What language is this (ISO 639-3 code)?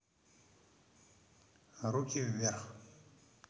rus